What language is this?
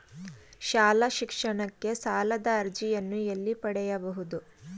Kannada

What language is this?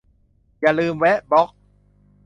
Thai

